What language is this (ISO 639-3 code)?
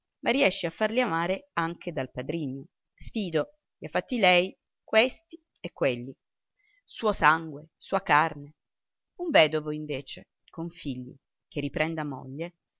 ita